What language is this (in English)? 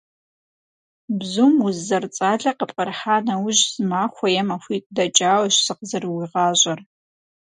Kabardian